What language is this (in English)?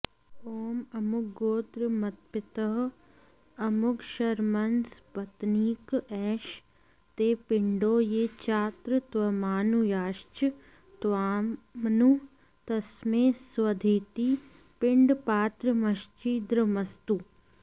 Sanskrit